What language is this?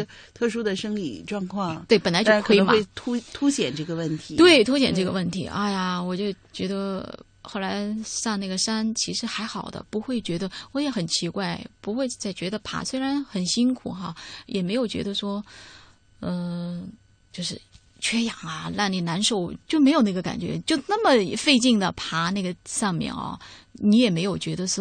Chinese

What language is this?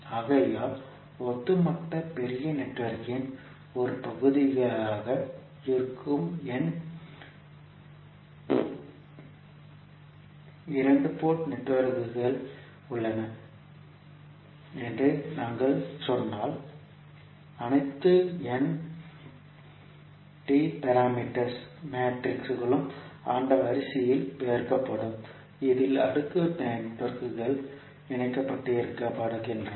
Tamil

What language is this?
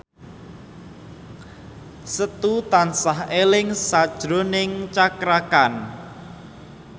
Javanese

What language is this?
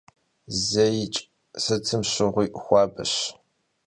Kabardian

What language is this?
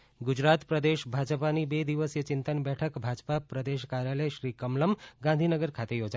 Gujarati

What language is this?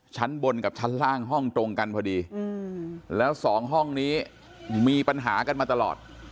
Thai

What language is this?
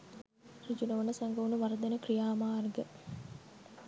Sinhala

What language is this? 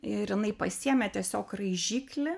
Lithuanian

